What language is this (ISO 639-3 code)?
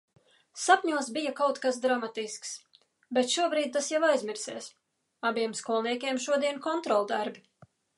lav